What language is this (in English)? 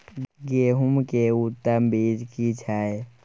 Maithili